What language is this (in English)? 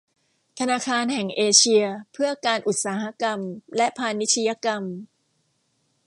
Thai